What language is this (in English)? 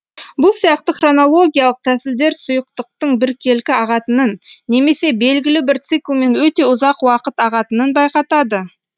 Kazakh